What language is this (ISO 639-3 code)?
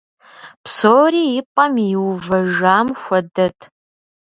kbd